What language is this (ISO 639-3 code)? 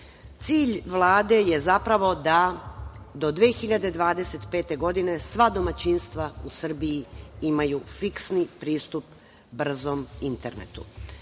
srp